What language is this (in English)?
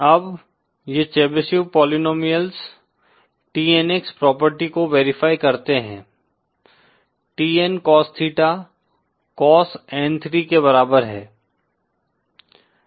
Hindi